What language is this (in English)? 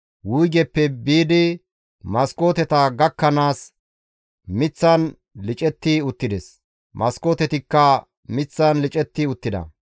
Gamo